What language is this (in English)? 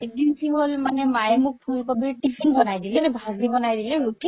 Assamese